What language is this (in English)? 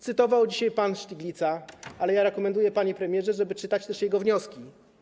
Polish